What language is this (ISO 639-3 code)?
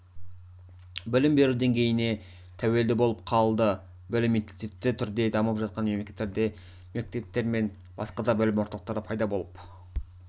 kaz